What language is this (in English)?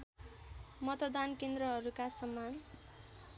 Nepali